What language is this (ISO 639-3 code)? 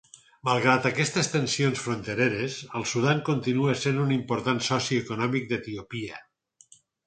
cat